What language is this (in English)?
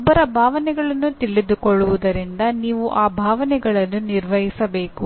Kannada